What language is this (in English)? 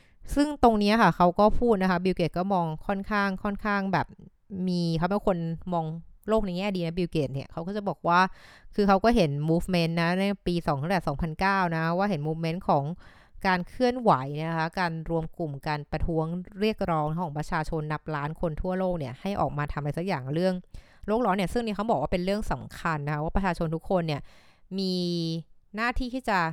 Thai